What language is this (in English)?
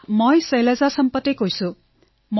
Assamese